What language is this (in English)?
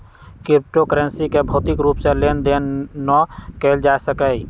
Magahi